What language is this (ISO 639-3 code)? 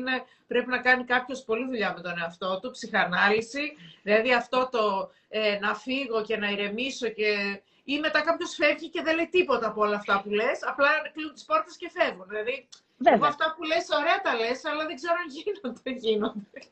ell